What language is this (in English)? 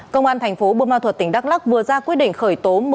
Vietnamese